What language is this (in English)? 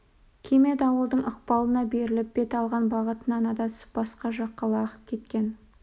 Kazakh